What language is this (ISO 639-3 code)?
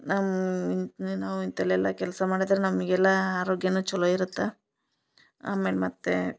kan